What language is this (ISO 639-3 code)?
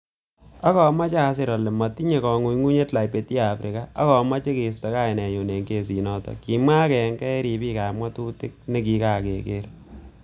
kln